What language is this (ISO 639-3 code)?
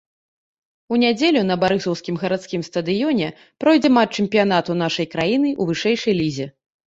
bel